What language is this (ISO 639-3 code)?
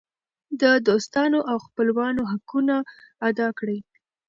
pus